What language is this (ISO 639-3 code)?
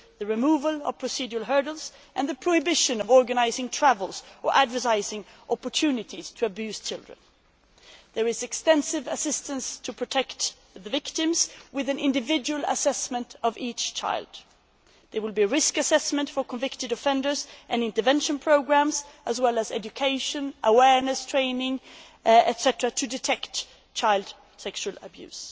eng